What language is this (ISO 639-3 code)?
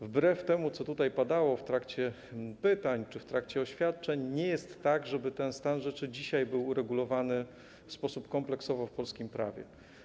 pol